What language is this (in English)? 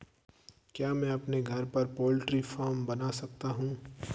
Hindi